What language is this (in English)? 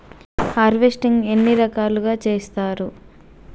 Telugu